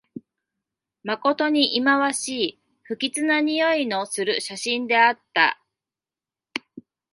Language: Japanese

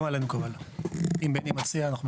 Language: Hebrew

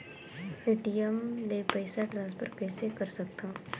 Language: Chhattisgarhi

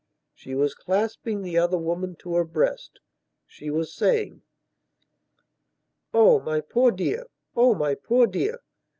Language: English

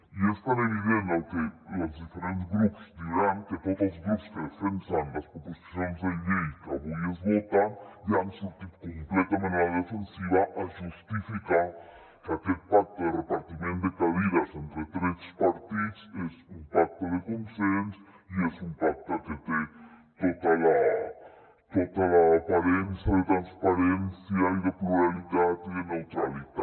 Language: Catalan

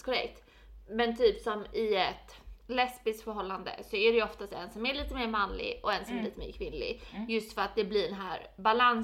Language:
Swedish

